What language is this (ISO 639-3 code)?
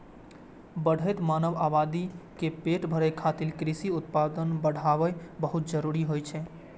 mai